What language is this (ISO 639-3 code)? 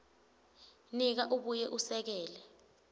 ssw